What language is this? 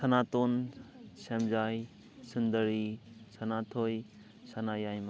Manipuri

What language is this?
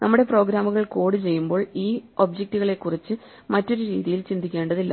Malayalam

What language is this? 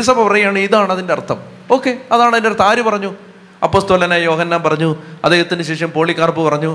Malayalam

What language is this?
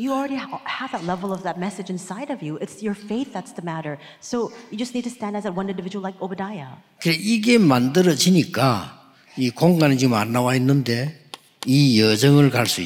Korean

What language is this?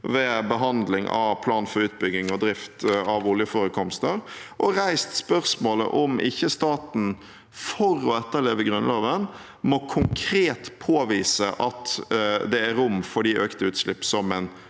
Norwegian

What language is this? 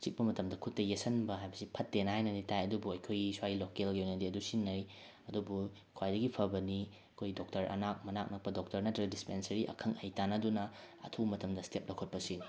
Manipuri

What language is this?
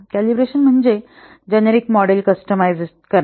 Marathi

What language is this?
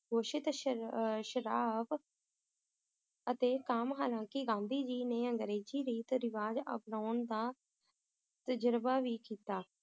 Punjabi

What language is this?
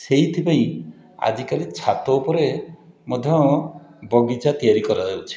Odia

